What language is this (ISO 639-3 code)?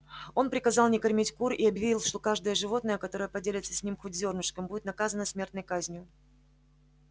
rus